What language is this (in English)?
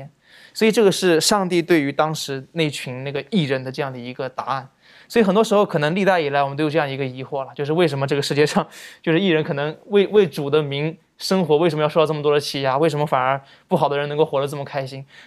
Chinese